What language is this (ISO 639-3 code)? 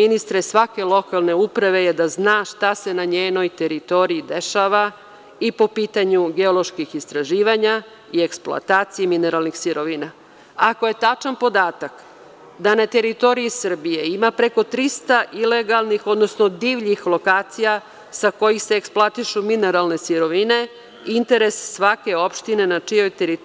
srp